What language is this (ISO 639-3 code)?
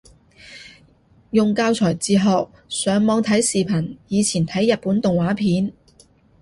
yue